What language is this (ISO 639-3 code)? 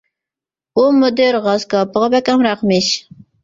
uig